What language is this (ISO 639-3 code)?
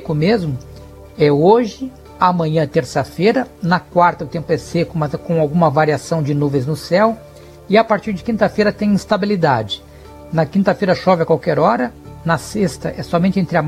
por